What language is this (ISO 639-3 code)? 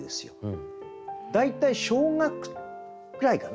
jpn